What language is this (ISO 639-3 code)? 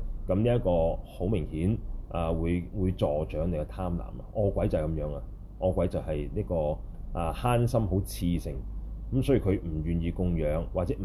zho